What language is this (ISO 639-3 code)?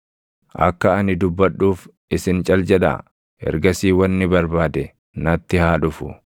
orm